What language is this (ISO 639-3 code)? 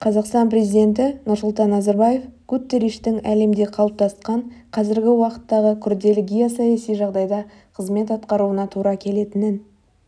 kaz